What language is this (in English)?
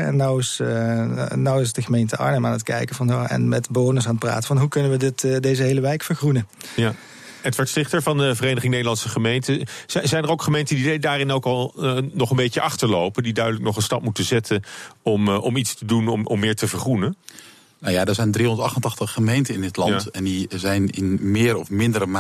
Dutch